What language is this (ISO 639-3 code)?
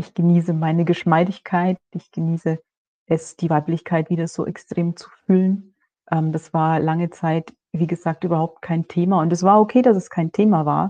deu